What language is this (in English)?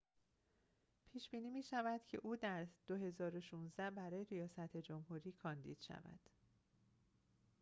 Persian